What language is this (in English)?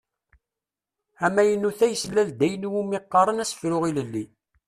Kabyle